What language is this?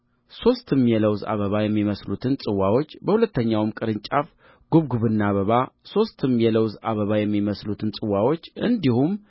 Amharic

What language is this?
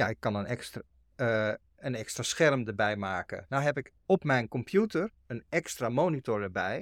Dutch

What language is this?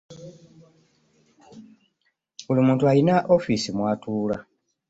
Ganda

